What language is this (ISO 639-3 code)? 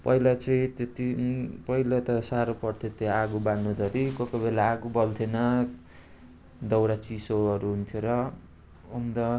nep